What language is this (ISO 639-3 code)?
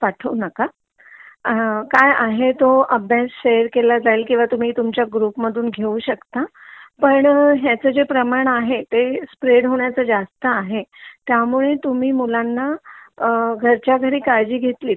mar